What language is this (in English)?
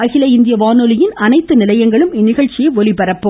Tamil